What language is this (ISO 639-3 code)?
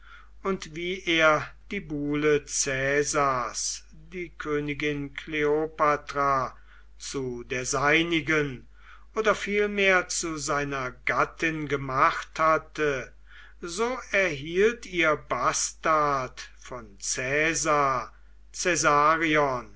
deu